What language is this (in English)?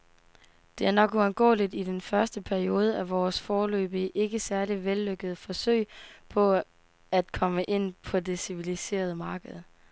Danish